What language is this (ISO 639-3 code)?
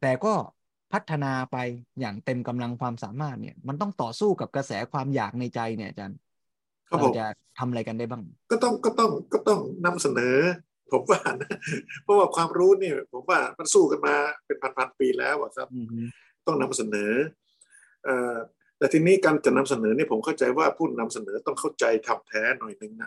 tha